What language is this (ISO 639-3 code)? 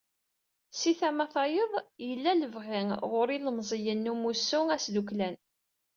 kab